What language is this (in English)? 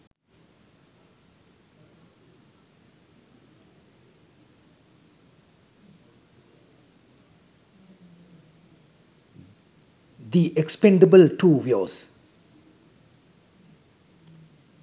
Sinhala